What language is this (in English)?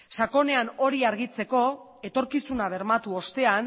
Basque